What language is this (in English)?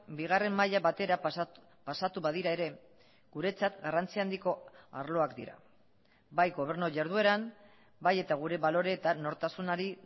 Basque